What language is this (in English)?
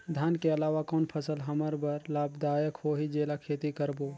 Chhattisgarhi